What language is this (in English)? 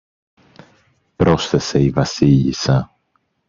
Greek